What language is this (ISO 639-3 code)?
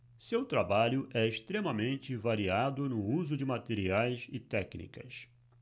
por